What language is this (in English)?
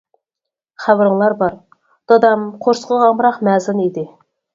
Uyghur